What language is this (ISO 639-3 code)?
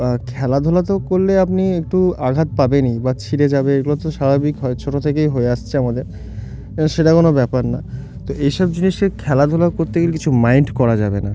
ben